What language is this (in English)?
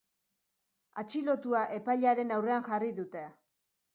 Basque